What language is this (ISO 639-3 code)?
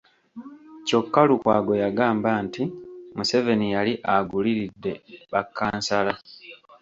lug